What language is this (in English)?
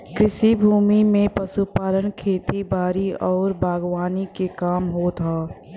Bhojpuri